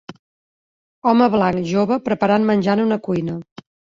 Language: Catalan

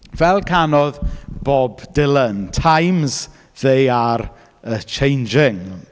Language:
Welsh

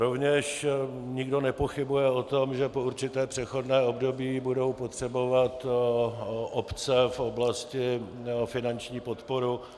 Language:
Czech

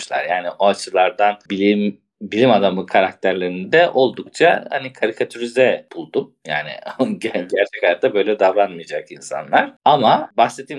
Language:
Turkish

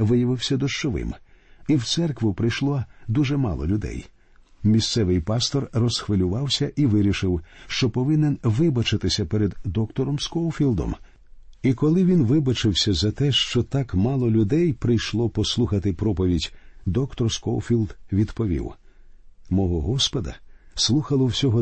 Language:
Ukrainian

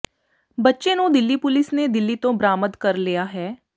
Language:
Punjabi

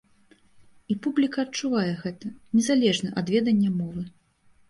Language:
Belarusian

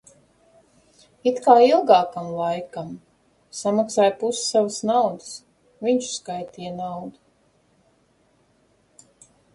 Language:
Latvian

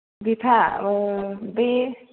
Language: Bodo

